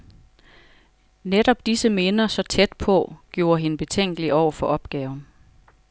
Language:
Danish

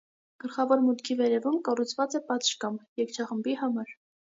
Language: Armenian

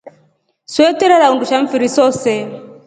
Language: Rombo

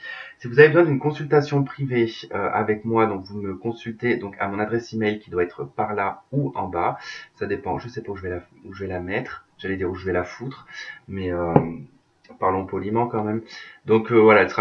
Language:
French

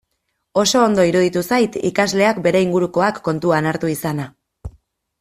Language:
Basque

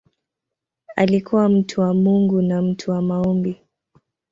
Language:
Swahili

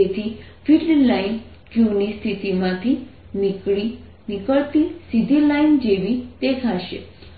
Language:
Gujarati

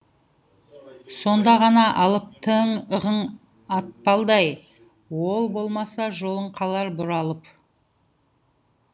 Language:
Kazakh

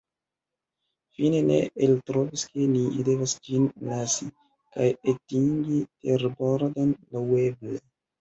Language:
Esperanto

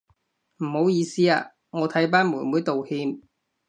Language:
Cantonese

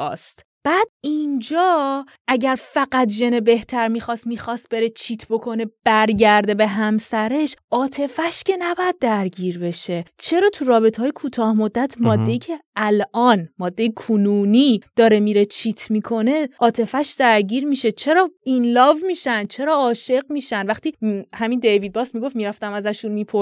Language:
Persian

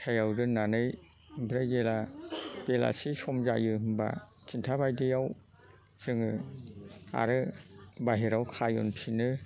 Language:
Bodo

